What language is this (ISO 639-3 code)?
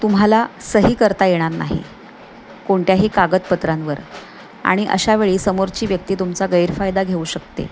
mar